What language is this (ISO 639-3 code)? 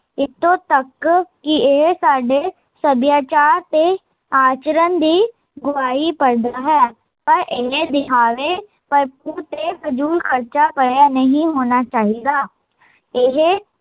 pan